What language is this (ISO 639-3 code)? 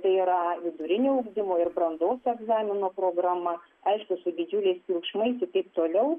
lit